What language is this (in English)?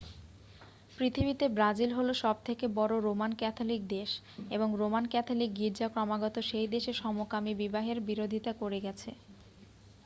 Bangla